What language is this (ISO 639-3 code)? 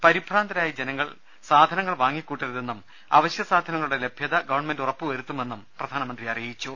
mal